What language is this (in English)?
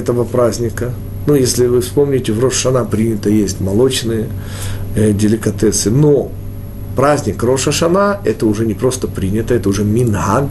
Russian